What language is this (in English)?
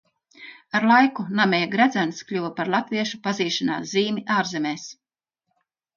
Latvian